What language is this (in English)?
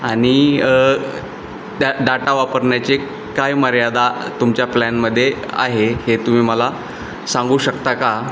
Marathi